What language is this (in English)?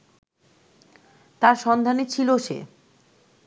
Bangla